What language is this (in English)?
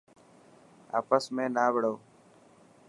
Dhatki